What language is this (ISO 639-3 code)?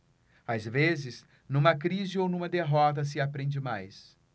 por